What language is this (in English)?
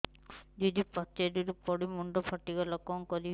Odia